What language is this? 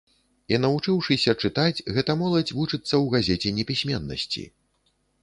Belarusian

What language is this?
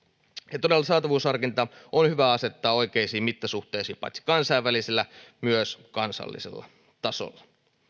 Finnish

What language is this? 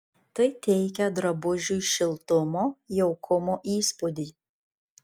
Lithuanian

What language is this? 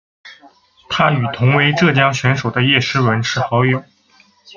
Chinese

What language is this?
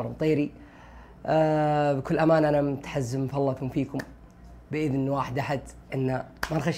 Arabic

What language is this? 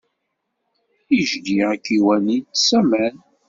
Kabyle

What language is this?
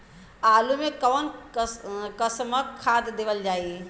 Bhojpuri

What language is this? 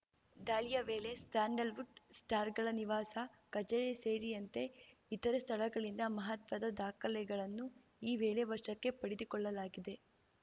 Kannada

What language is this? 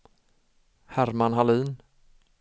Swedish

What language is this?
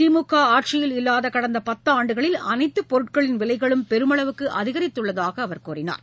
Tamil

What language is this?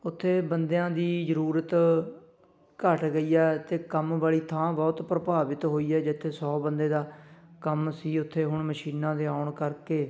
Punjabi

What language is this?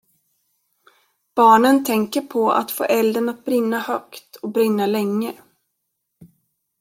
Swedish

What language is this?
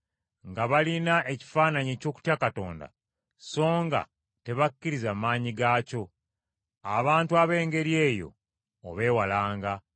Ganda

